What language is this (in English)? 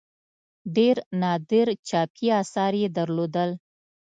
Pashto